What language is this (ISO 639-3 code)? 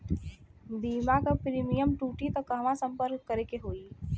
bho